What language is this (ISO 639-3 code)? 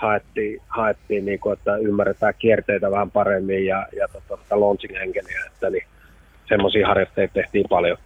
fin